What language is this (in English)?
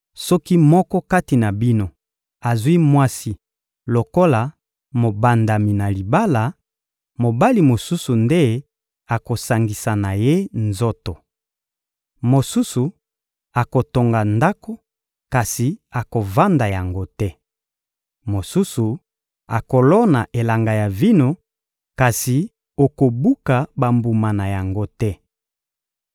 Lingala